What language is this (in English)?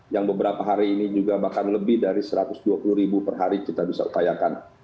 Indonesian